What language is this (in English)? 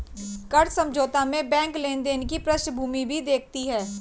Hindi